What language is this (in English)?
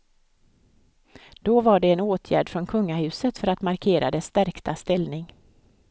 Swedish